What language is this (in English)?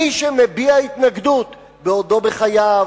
Hebrew